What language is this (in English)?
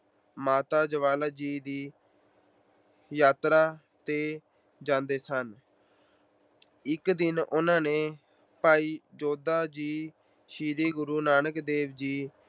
Punjabi